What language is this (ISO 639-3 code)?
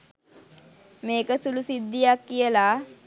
sin